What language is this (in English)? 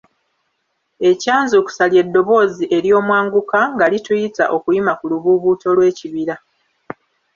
Ganda